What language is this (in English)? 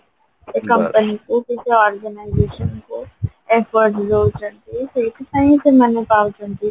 Odia